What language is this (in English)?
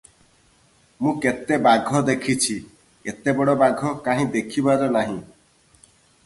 Odia